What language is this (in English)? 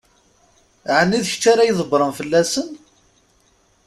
Kabyle